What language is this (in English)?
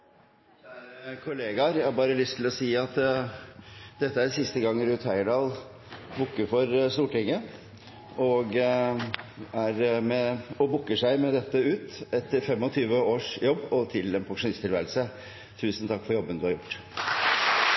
Norwegian Nynorsk